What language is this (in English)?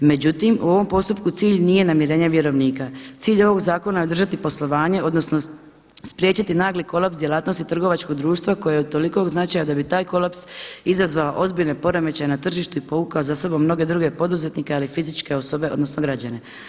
Croatian